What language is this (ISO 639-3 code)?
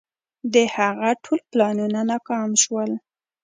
pus